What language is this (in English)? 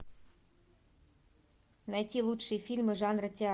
Russian